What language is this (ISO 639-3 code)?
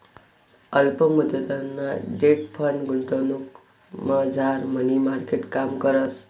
mar